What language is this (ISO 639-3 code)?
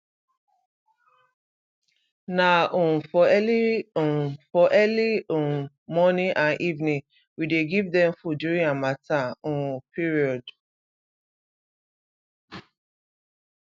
pcm